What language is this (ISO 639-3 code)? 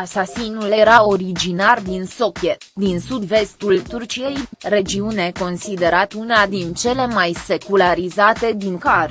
ron